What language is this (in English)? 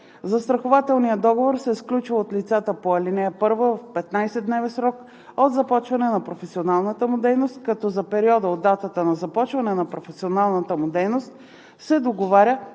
Bulgarian